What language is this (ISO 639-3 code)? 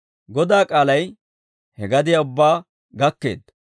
dwr